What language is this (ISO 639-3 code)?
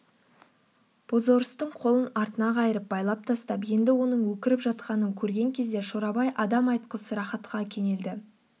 kaz